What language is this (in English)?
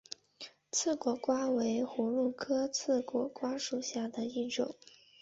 Chinese